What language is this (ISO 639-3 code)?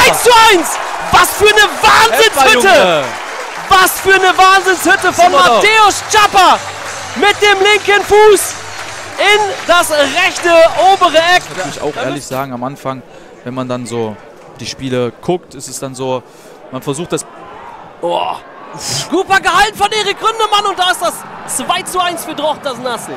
deu